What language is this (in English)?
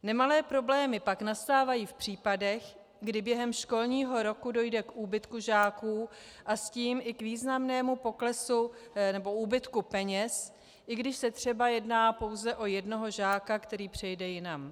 Czech